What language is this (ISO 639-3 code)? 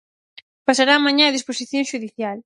glg